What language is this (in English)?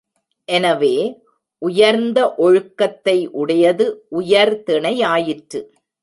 Tamil